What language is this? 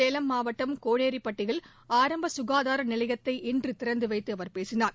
Tamil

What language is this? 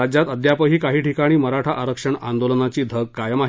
Marathi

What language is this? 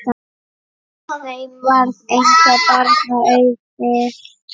Icelandic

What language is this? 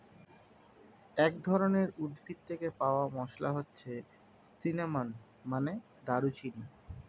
Bangla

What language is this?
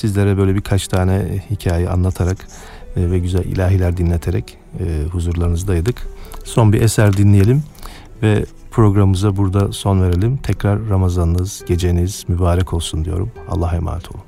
Turkish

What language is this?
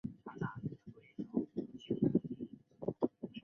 Chinese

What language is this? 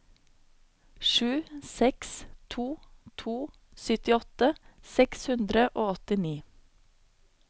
Norwegian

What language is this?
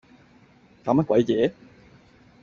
Cantonese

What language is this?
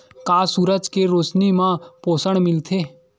Chhattisgarhi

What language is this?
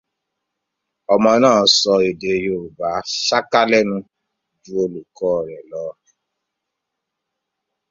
Yoruba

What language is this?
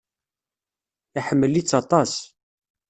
Kabyle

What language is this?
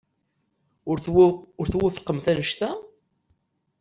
Kabyle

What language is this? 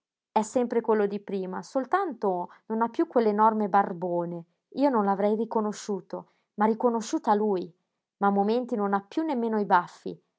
Italian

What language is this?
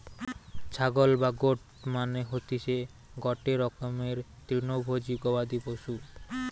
Bangla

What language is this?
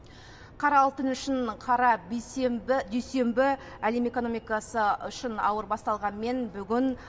Kazakh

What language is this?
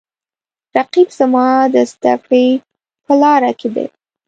Pashto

